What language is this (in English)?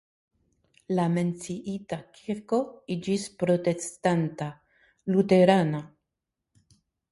Esperanto